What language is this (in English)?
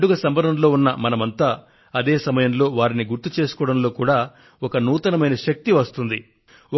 Telugu